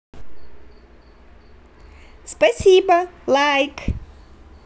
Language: Russian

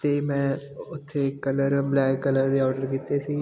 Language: Punjabi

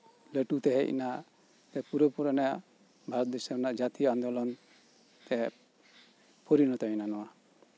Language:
Santali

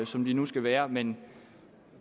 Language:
Danish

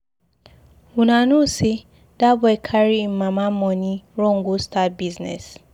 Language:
Nigerian Pidgin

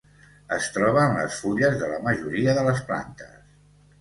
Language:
Catalan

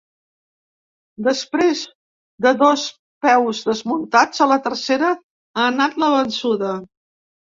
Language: Catalan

